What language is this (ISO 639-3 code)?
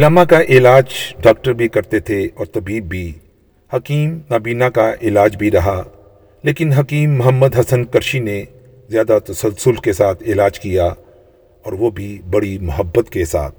urd